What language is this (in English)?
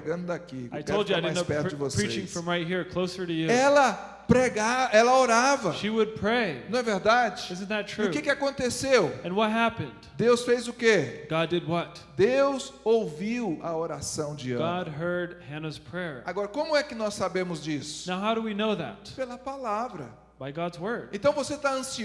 Portuguese